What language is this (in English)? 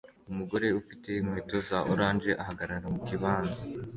Kinyarwanda